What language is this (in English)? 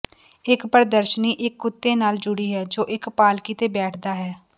Punjabi